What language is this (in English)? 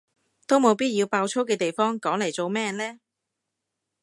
Cantonese